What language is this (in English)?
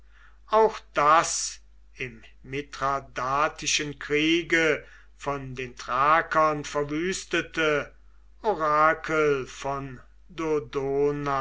German